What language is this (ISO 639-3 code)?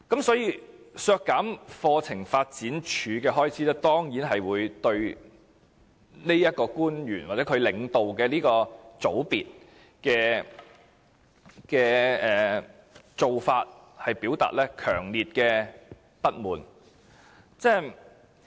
yue